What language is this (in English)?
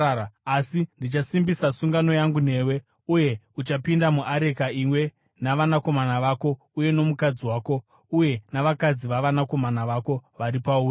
Shona